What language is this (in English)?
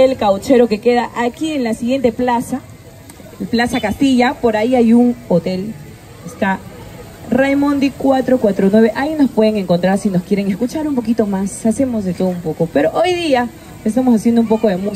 Spanish